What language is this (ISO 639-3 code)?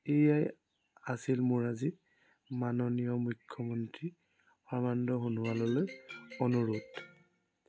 asm